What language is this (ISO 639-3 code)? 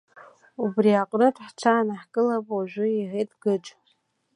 abk